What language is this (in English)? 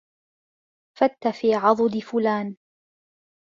Arabic